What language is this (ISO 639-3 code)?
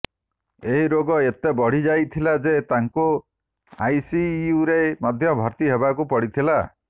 ori